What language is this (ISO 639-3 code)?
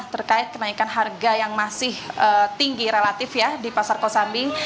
ind